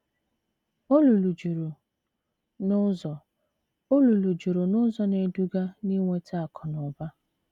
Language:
Igbo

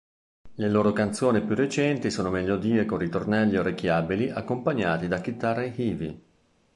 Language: Italian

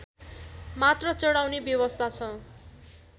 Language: Nepali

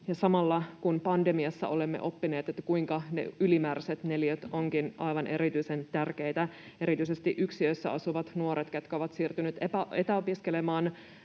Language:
Finnish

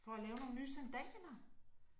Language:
Danish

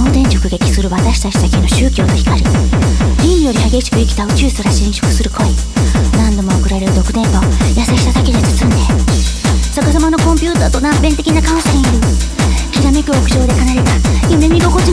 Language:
Japanese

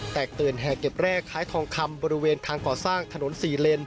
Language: Thai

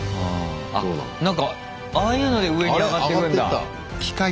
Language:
Japanese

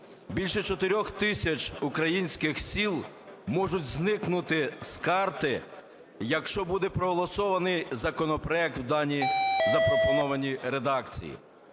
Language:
Ukrainian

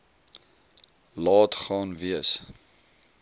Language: Afrikaans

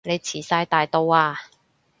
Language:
Cantonese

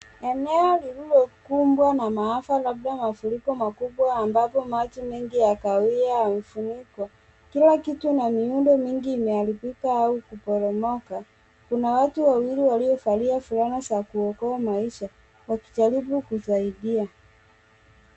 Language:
Swahili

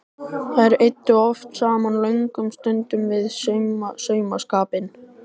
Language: Icelandic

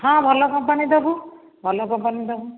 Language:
Odia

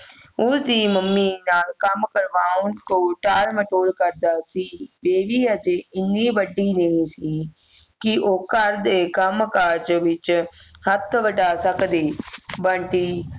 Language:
Punjabi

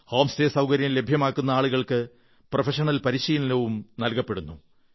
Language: Malayalam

